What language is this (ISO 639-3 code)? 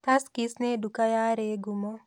kik